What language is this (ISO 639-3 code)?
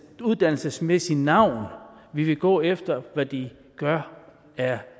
dan